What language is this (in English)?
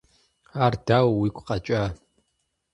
Kabardian